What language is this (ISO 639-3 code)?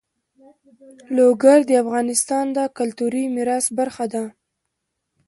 pus